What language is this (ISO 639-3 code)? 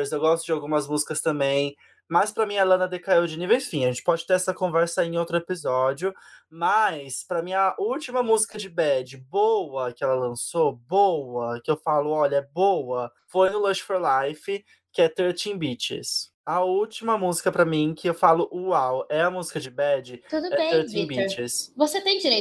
por